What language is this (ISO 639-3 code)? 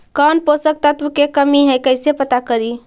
mag